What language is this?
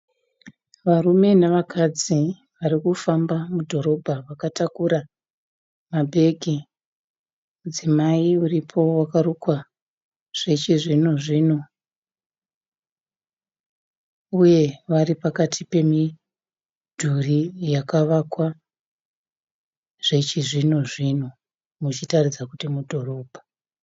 Shona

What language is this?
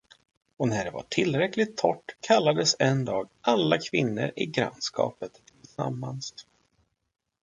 Swedish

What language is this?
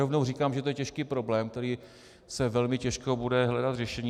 Czech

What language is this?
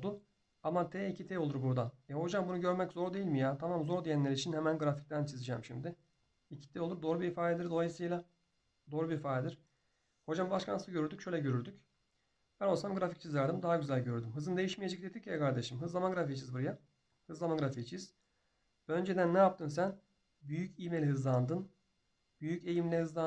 Turkish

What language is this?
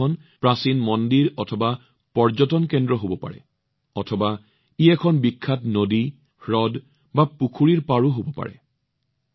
Assamese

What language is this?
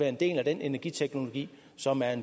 Danish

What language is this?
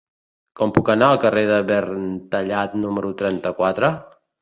Catalan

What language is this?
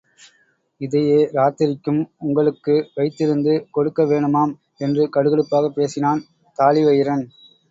Tamil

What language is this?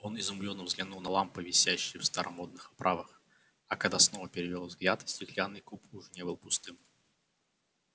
Russian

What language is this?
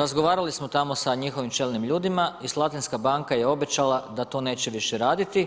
Croatian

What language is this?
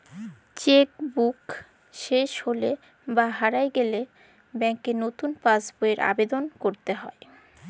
Bangla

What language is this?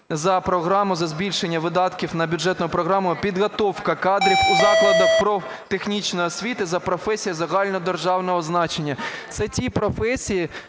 Ukrainian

